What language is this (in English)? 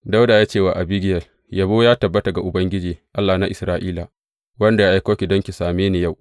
Hausa